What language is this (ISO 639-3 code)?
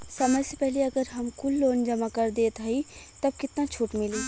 bho